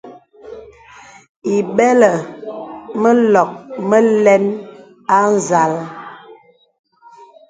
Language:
Bebele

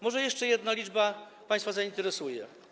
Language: Polish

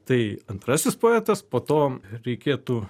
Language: Lithuanian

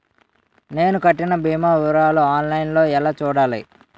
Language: Telugu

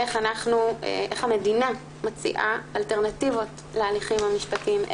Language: Hebrew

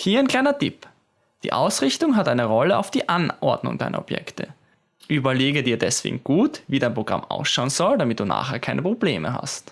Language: German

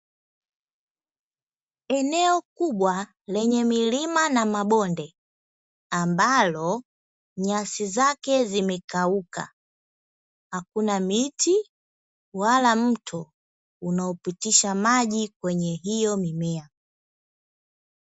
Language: Swahili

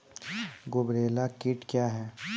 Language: Maithili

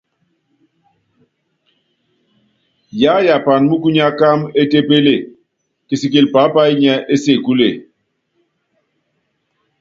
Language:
Yangben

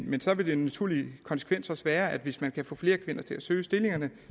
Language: Danish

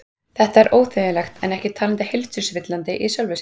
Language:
Icelandic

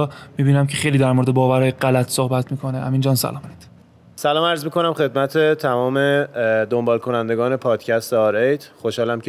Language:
Persian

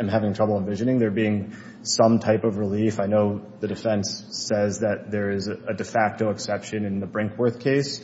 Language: English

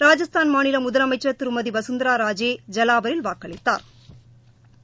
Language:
Tamil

